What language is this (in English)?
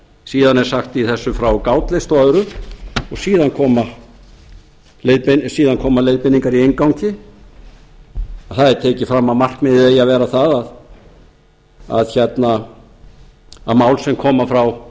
Icelandic